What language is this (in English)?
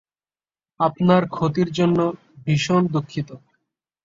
Bangla